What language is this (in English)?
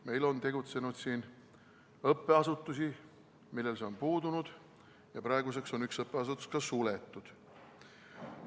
Estonian